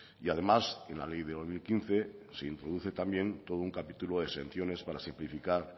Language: Spanish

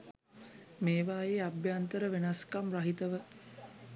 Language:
Sinhala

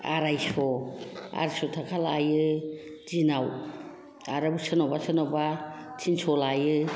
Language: Bodo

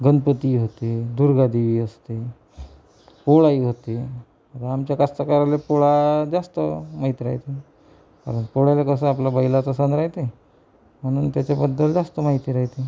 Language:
Marathi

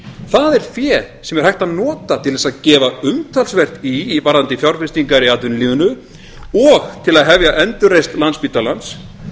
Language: Icelandic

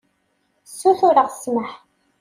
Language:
Kabyle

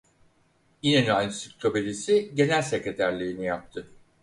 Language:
Turkish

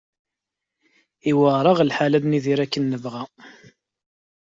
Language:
Kabyle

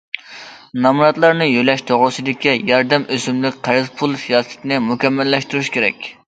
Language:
Uyghur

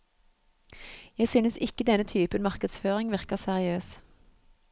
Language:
Norwegian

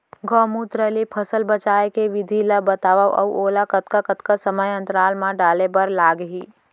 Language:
Chhattisgarhi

